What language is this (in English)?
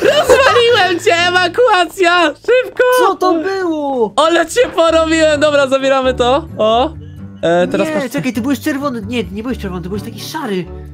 Polish